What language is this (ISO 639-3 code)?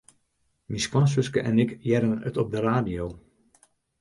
fry